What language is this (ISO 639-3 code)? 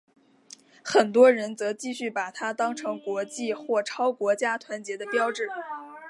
zho